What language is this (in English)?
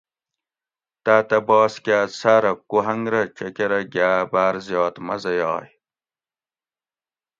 Gawri